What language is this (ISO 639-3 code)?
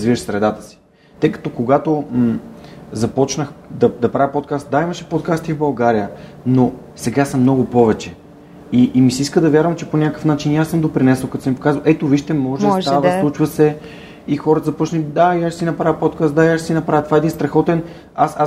bul